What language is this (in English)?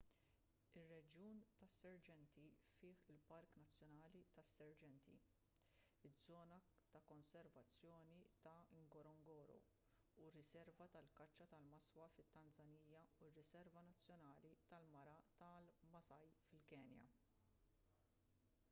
Maltese